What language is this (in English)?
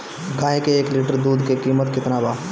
Bhojpuri